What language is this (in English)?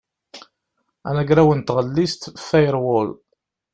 Kabyle